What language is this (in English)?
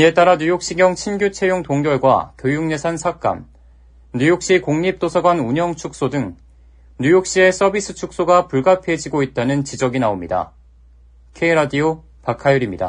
Korean